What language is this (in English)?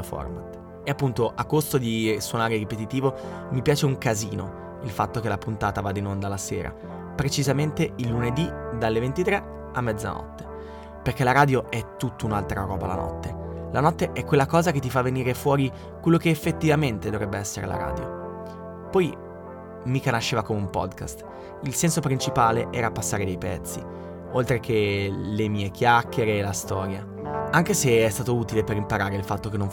Italian